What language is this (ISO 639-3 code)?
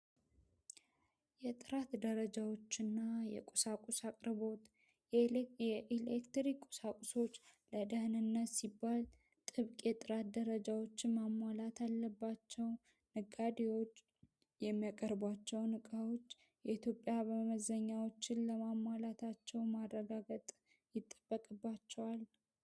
amh